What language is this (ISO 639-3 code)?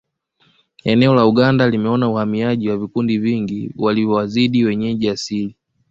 swa